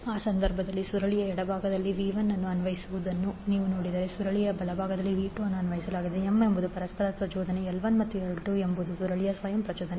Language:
Kannada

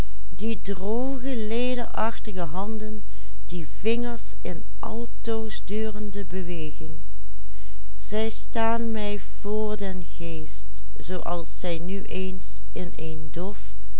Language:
Dutch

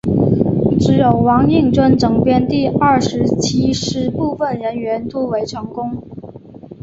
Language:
Chinese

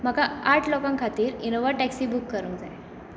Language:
Konkani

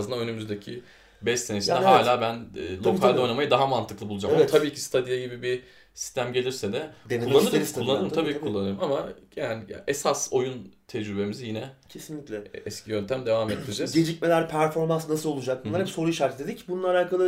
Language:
Turkish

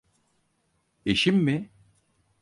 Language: Turkish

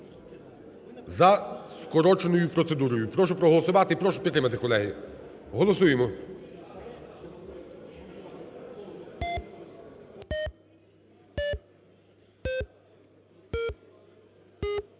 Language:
Ukrainian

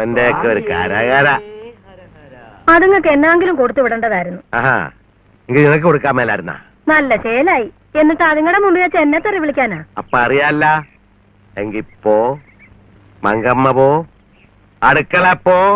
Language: Malayalam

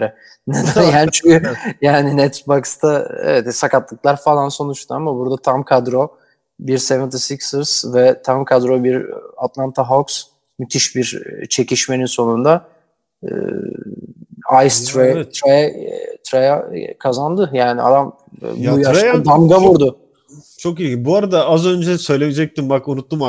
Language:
Turkish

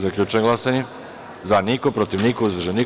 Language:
Serbian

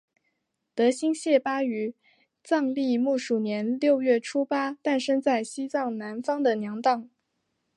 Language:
Chinese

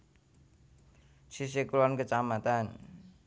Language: Javanese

